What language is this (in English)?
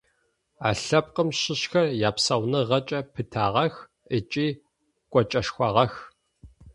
Adyghe